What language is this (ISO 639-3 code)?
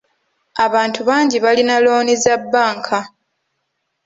lug